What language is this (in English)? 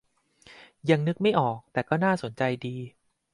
Thai